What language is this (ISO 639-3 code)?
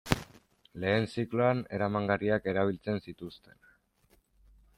eus